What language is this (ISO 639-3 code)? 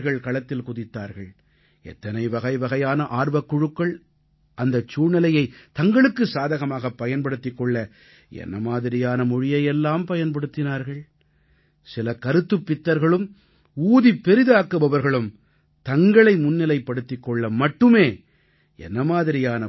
tam